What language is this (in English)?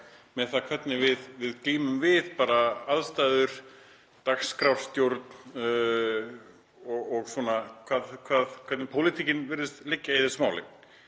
Icelandic